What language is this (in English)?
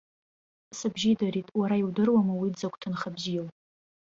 Abkhazian